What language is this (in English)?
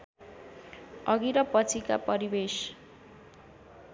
Nepali